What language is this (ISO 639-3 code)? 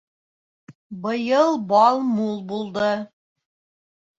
bak